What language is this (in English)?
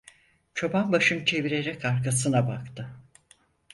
Turkish